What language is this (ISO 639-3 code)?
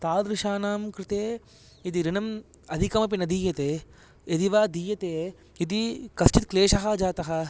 san